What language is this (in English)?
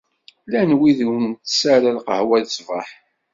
Kabyle